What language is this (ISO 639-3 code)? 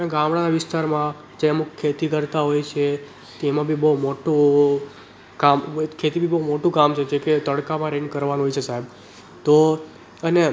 guj